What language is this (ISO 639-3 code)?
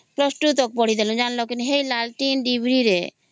ori